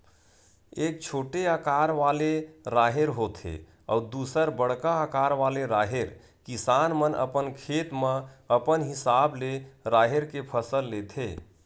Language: Chhattisgarhi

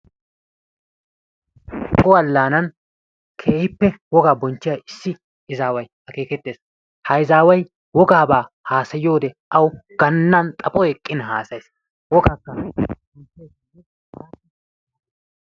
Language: Wolaytta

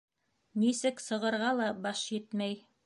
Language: Bashkir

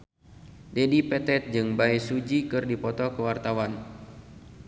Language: Sundanese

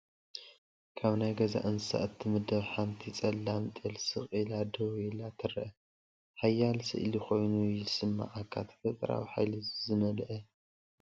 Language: Tigrinya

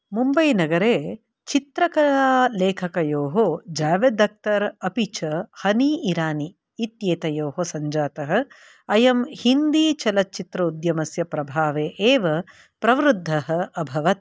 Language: Sanskrit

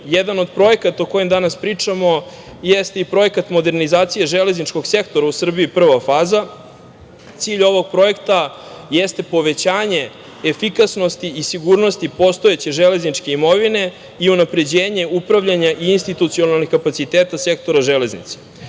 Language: Serbian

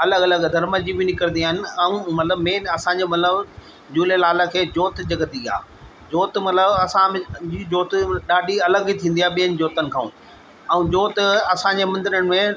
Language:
Sindhi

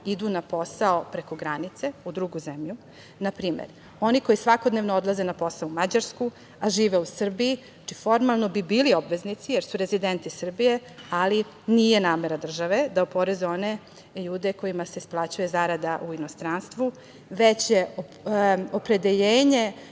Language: Serbian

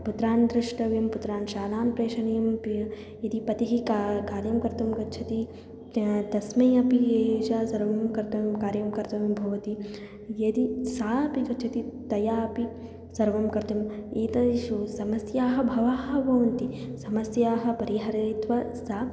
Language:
Sanskrit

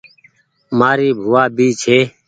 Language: Goaria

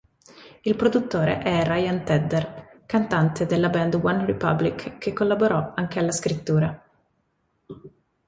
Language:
Italian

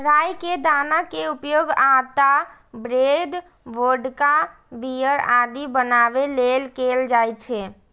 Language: Maithili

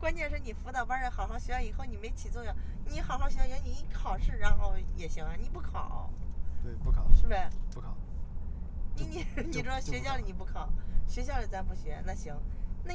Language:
Chinese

